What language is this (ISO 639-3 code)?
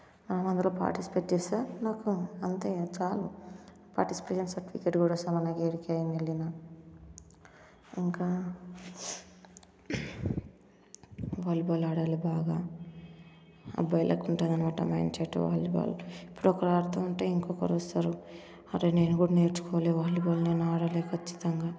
tel